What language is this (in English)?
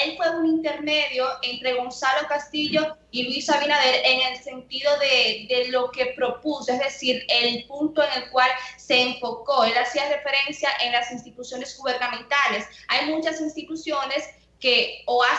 Spanish